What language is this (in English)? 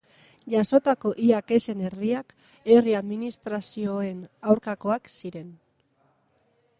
Basque